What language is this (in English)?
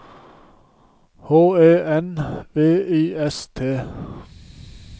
Norwegian